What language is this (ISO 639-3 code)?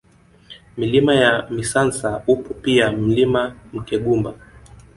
swa